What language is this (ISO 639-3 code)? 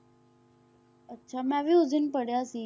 pan